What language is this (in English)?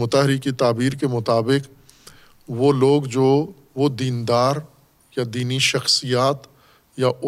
Urdu